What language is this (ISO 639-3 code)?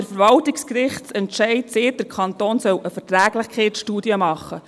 gsw